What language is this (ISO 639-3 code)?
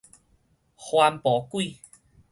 nan